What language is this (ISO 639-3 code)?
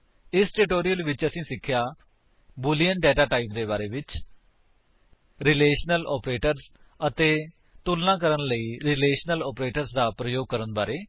pan